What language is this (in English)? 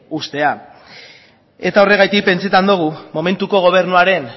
Basque